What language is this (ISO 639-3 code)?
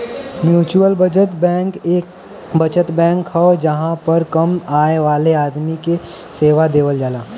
bho